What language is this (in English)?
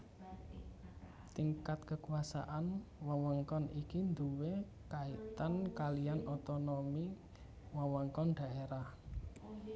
Javanese